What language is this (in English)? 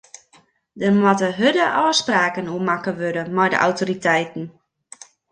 Western Frisian